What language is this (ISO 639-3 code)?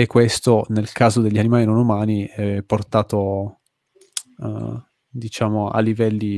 ita